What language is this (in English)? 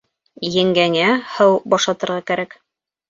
Bashkir